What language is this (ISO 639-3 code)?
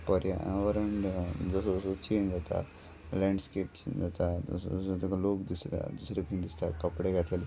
kok